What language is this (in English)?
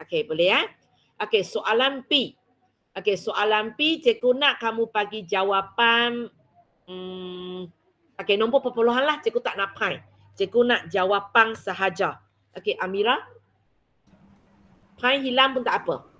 Malay